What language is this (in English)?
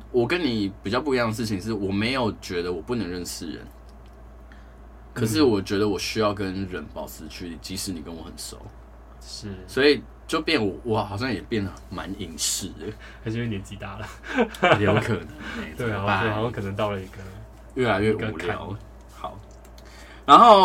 Chinese